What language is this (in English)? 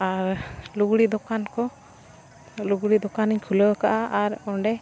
Santali